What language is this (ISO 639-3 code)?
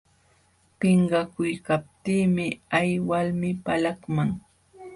qxw